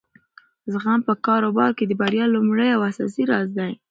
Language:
Pashto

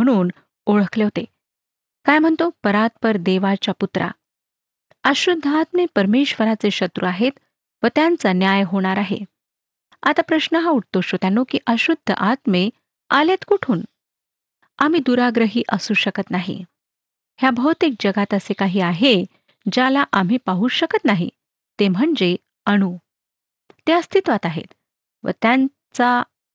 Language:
Marathi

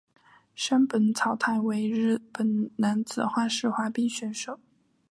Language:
Chinese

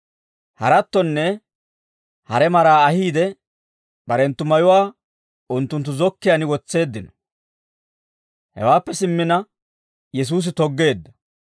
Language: Dawro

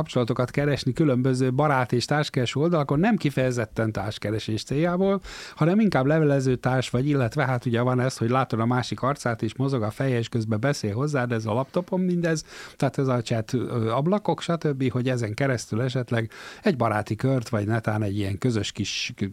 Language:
Hungarian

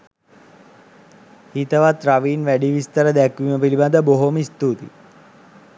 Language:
Sinhala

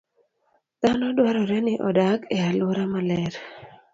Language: Luo (Kenya and Tanzania)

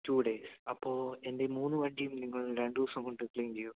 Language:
Malayalam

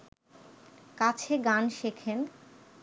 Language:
Bangla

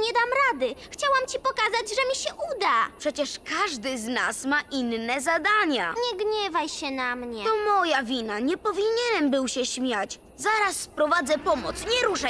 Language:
Polish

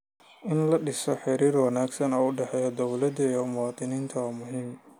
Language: Somali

